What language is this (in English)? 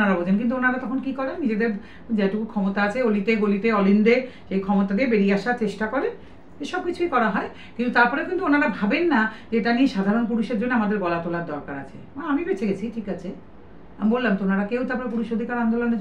Bangla